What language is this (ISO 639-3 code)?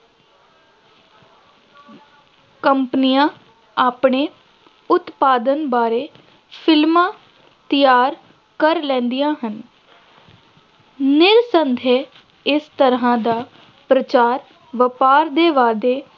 pan